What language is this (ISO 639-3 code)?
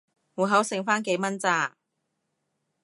yue